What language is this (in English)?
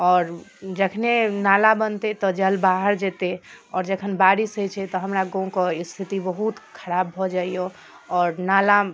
Maithili